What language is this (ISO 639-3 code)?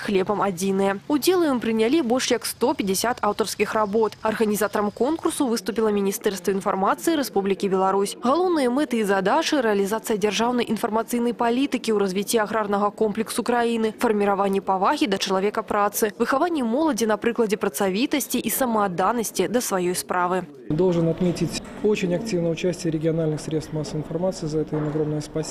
rus